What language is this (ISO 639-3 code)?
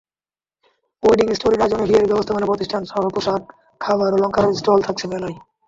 ben